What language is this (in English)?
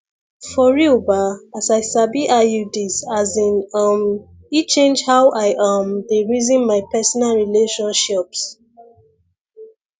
Nigerian Pidgin